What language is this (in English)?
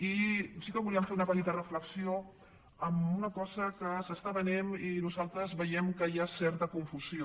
Catalan